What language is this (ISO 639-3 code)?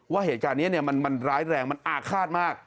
tha